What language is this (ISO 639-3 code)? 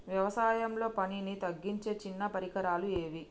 tel